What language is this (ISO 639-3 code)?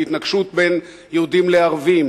heb